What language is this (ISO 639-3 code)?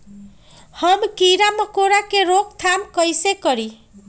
mag